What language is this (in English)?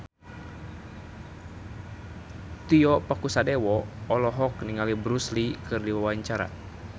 Sundanese